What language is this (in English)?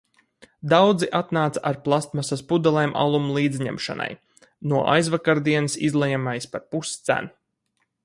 Latvian